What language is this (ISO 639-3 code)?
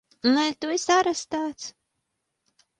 lav